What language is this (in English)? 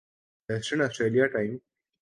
Urdu